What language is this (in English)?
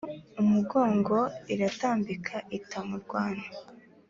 Kinyarwanda